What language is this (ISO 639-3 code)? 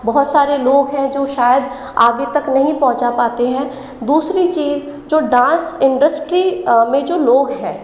hin